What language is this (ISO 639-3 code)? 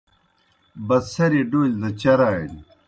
plk